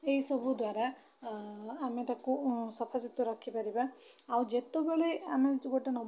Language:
Odia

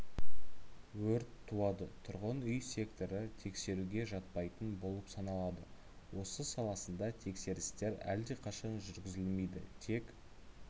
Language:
Kazakh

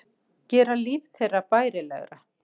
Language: Icelandic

